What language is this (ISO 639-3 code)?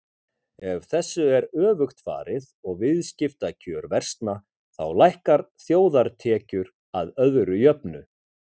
isl